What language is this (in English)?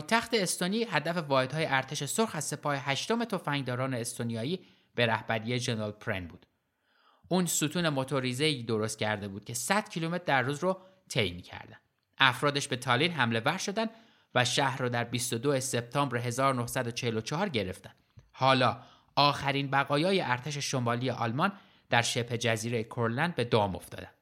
Persian